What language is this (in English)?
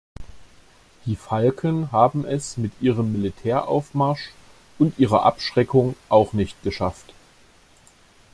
German